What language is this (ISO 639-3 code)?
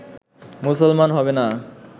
ben